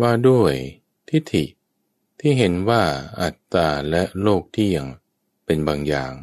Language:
Thai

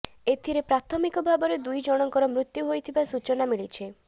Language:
Odia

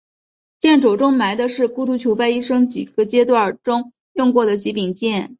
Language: Chinese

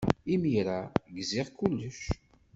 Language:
Kabyle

